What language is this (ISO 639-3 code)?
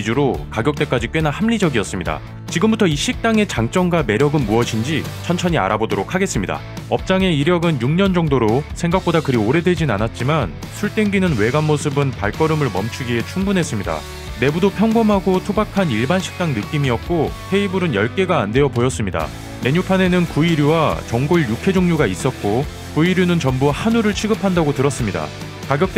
kor